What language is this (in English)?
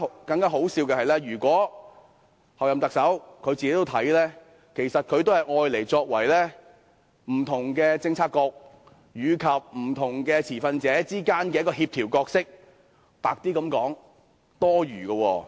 Cantonese